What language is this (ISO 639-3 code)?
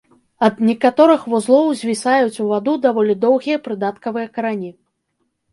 bel